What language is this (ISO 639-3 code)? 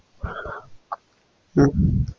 mal